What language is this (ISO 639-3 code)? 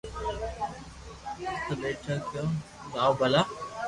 lrk